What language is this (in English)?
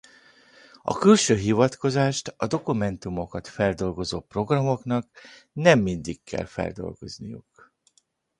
Hungarian